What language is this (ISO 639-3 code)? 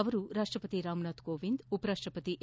kan